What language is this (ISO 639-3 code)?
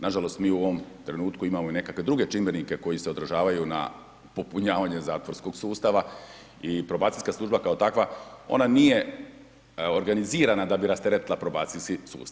hrv